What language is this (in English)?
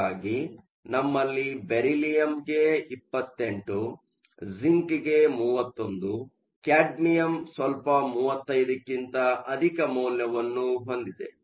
Kannada